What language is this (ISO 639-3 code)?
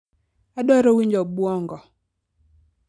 luo